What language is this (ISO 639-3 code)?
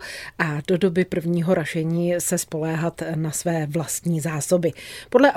ces